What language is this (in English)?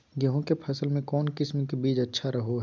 Magahi